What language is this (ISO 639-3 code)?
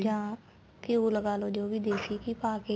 pan